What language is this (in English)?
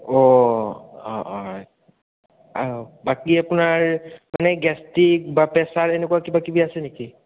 Assamese